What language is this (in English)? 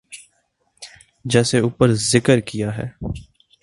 Urdu